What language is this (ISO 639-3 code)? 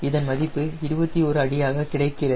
tam